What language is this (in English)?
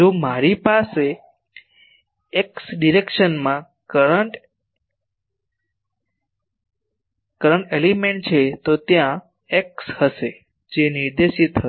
Gujarati